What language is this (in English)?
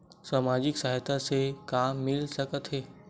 Chhattisgarhi